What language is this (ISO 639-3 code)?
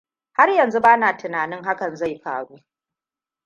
hau